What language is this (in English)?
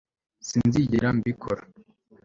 Kinyarwanda